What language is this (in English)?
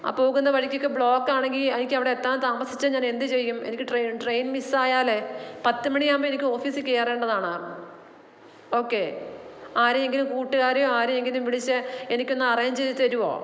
Malayalam